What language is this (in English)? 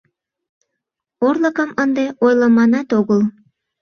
Mari